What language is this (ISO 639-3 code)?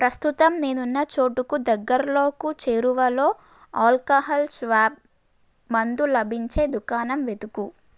tel